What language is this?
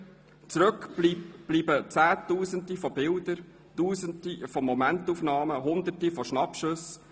Swiss German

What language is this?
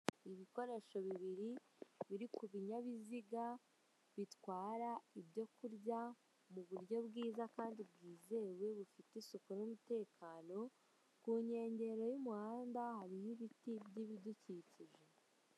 Kinyarwanda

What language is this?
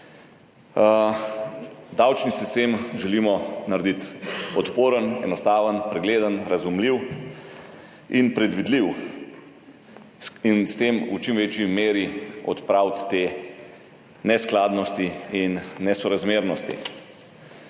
Slovenian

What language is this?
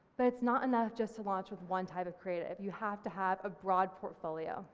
English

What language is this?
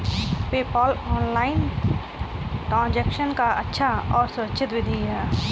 Hindi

